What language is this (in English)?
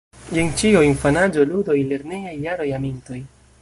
Esperanto